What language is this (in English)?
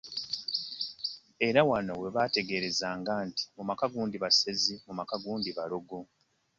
Ganda